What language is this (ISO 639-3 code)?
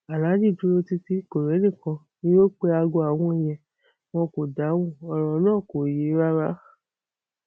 yor